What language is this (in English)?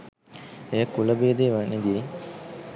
Sinhala